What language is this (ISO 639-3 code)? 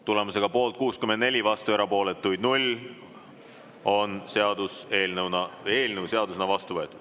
est